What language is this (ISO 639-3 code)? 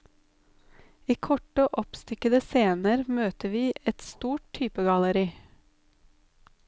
nor